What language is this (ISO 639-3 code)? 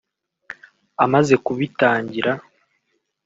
kin